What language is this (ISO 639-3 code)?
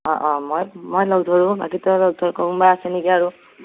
asm